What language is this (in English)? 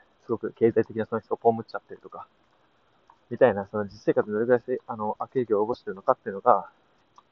Japanese